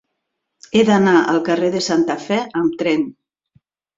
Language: Catalan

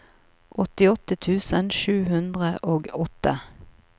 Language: Norwegian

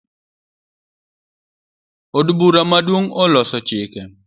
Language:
Luo (Kenya and Tanzania)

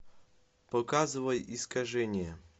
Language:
Russian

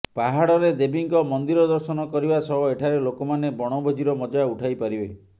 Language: Odia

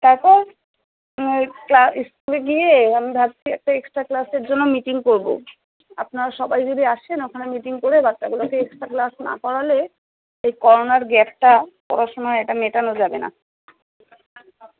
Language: Bangla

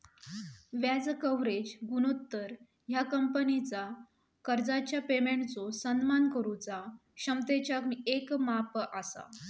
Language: Marathi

